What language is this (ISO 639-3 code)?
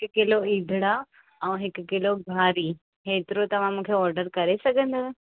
snd